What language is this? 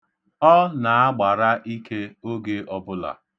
Igbo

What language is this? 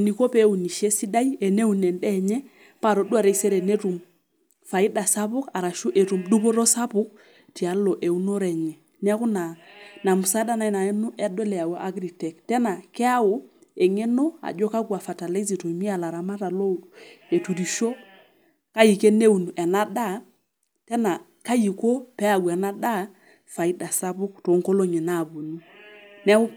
Masai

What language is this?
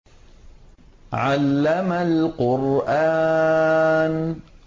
Arabic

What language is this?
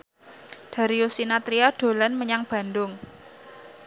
Javanese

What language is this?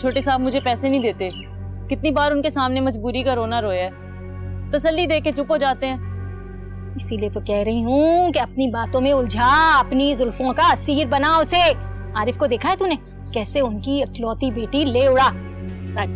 Hindi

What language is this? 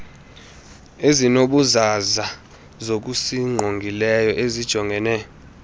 Xhosa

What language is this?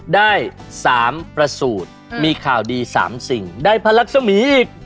Thai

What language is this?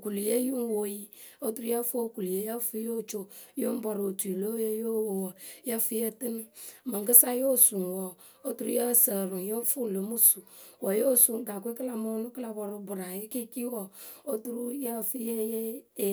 Akebu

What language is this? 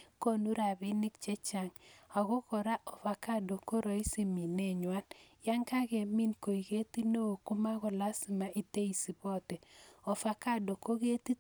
Kalenjin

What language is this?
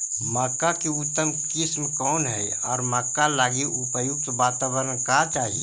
Magahi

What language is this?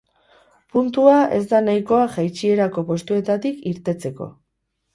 Basque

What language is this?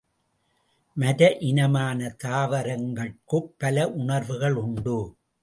Tamil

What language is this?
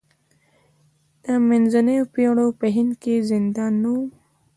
Pashto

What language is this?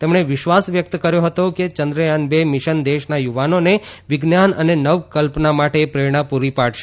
Gujarati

